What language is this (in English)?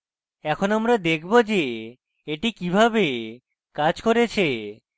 Bangla